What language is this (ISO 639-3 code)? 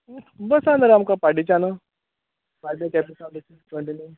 kok